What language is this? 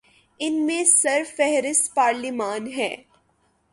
Urdu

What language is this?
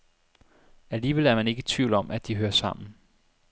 Danish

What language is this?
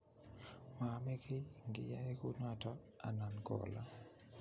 Kalenjin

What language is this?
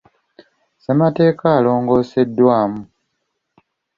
Ganda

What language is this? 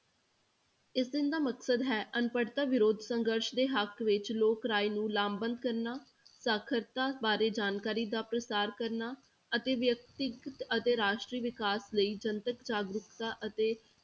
Punjabi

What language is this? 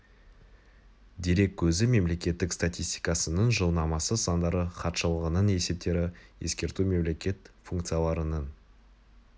Kazakh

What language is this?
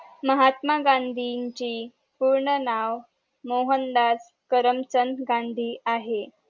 Marathi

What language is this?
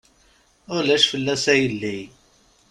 Kabyle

